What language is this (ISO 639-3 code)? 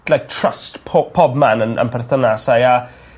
cym